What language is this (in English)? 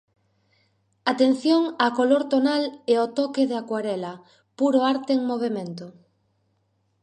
Galician